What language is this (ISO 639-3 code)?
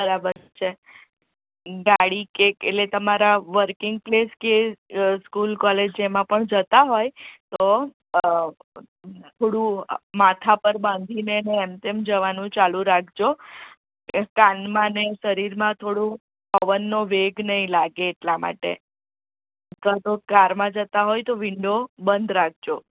guj